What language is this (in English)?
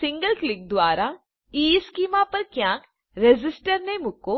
Gujarati